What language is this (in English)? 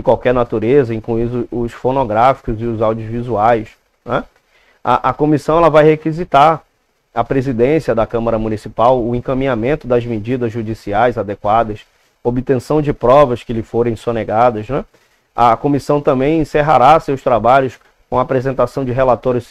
Portuguese